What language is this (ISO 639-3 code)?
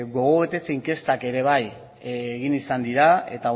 eus